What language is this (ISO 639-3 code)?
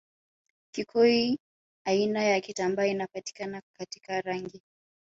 swa